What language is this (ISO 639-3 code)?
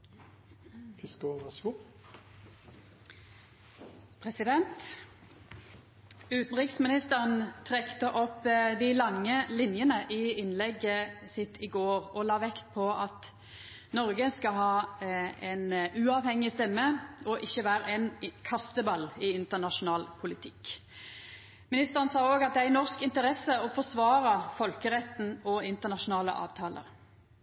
nno